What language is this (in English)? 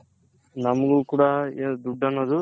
Kannada